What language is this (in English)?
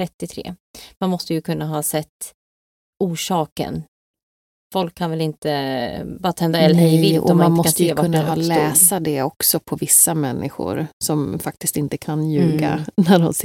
Swedish